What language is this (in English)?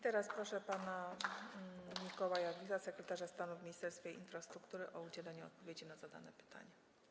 Polish